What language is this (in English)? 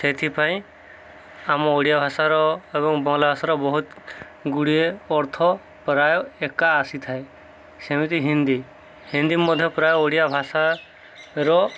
Odia